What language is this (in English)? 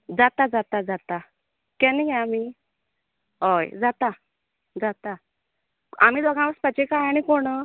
Konkani